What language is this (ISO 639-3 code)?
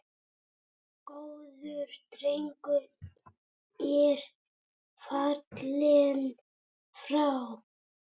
isl